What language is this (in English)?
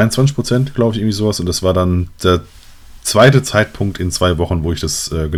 German